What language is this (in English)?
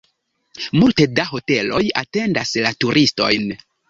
Esperanto